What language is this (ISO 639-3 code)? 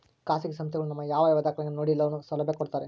kan